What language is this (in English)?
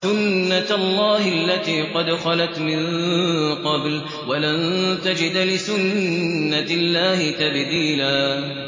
Arabic